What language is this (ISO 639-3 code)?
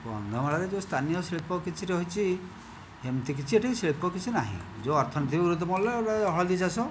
ori